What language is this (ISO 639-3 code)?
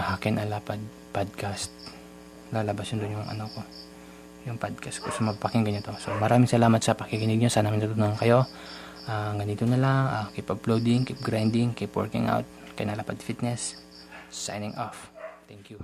fil